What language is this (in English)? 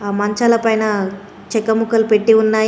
Telugu